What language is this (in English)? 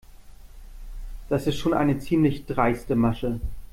German